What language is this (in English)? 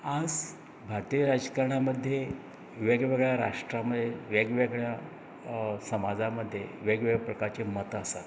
Konkani